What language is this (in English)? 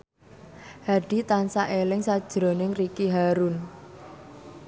Javanese